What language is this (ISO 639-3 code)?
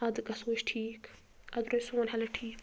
kas